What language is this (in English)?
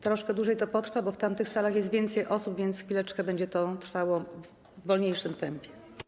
Polish